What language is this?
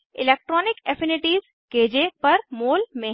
Hindi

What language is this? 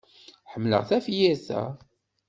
Kabyle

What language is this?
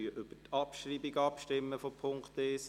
Swiss German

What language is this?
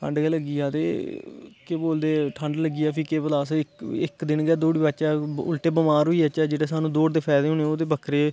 Dogri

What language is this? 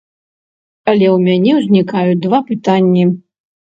Belarusian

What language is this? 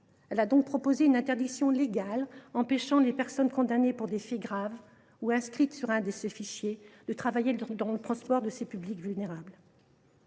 French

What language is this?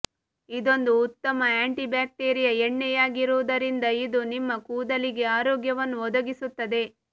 Kannada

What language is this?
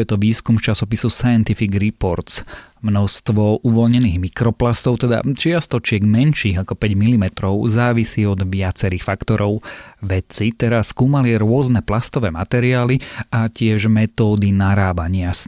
Slovak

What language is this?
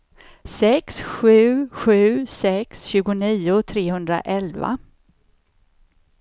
Swedish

